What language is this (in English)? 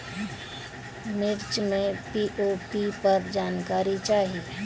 Bhojpuri